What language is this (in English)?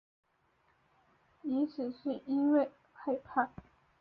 Chinese